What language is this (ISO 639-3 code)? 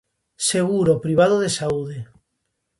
glg